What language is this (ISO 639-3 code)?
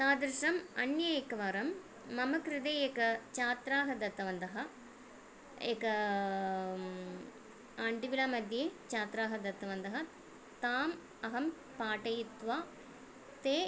san